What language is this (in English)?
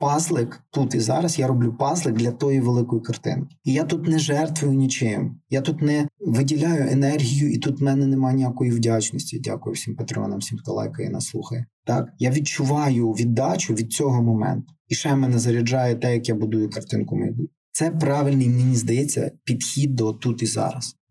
Ukrainian